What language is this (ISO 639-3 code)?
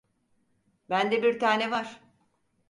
tur